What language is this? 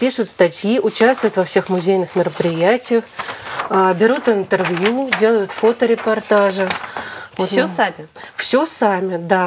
Russian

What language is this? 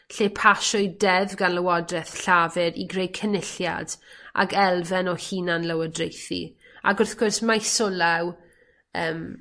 Welsh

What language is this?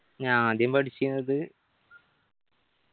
Malayalam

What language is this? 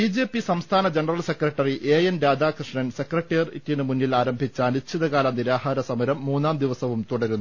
Malayalam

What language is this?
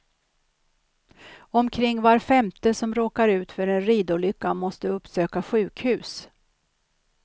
Swedish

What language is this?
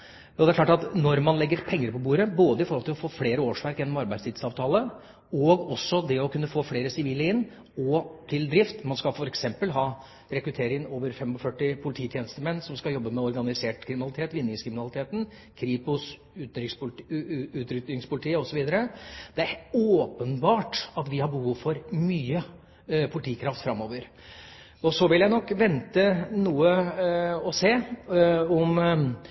Norwegian Bokmål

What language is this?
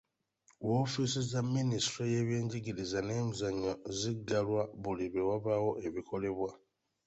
Ganda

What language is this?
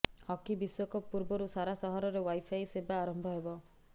Odia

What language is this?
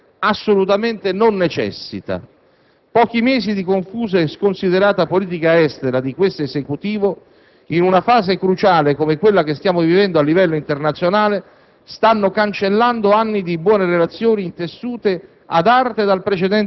Italian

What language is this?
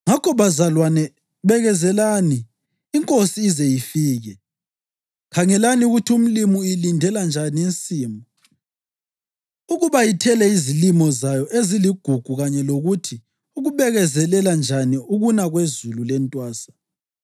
North Ndebele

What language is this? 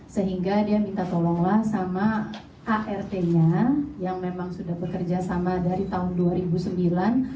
Indonesian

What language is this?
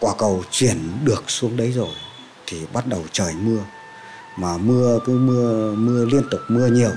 Vietnamese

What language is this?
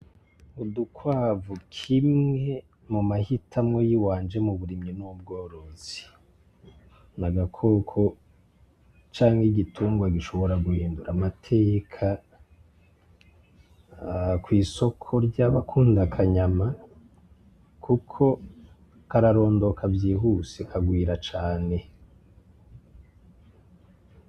Rundi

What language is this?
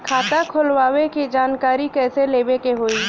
Bhojpuri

